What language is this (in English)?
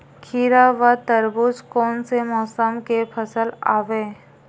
Chhattisgarhi